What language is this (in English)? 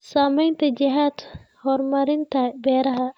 Somali